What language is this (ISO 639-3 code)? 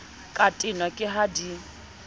sot